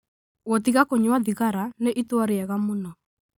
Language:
Kikuyu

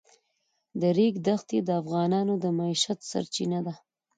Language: Pashto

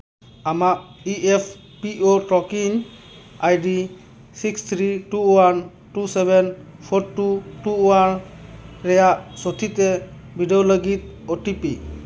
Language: Santali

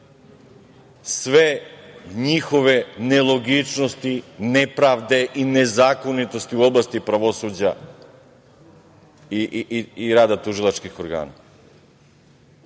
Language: Serbian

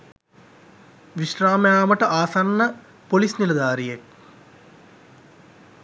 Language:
Sinhala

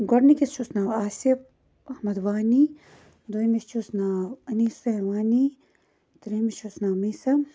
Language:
Kashmiri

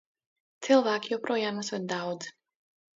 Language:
Latvian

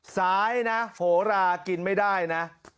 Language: Thai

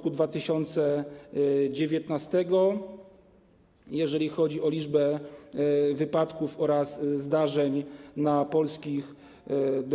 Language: Polish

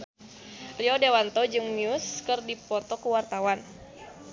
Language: Sundanese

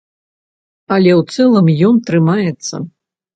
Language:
Belarusian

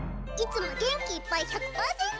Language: Japanese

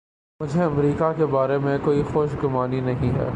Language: Urdu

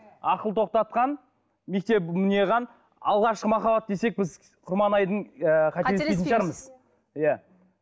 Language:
Kazakh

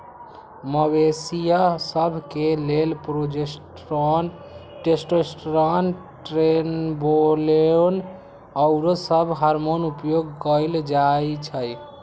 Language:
Magahi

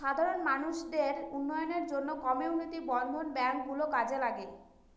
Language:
Bangla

